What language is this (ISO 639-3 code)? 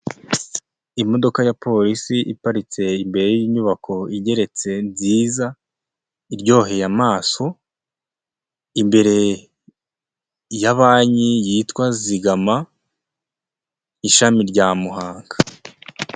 kin